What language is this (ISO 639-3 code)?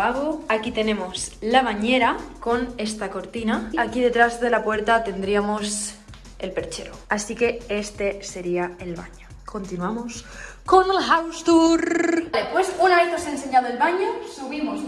spa